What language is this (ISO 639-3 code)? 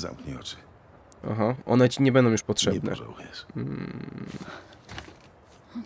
pol